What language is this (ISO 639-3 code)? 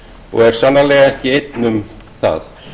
isl